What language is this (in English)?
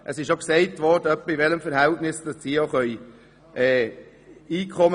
Swiss German